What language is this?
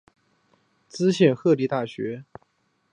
Chinese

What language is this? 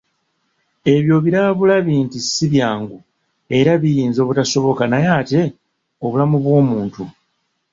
Ganda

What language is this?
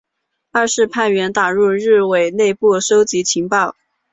Chinese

